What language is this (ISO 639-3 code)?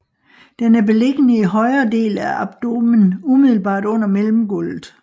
dan